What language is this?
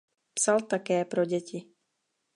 Czech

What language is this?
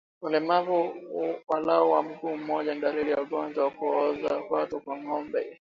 Swahili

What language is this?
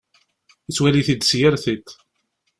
Kabyle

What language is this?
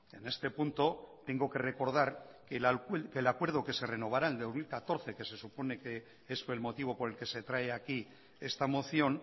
Spanish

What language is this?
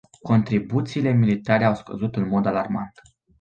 Romanian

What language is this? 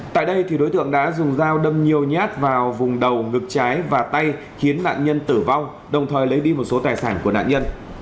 Vietnamese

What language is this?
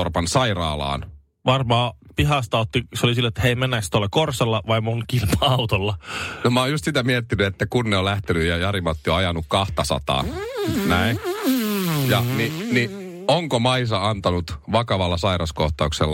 Finnish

